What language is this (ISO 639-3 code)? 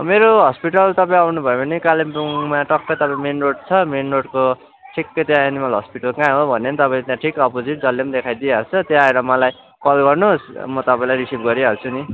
nep